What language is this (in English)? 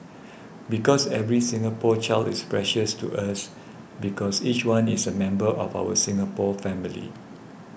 English